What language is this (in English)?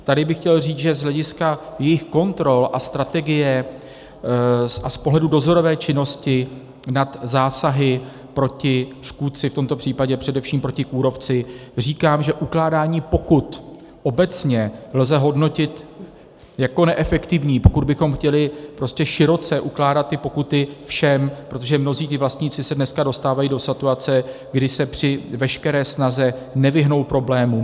Czech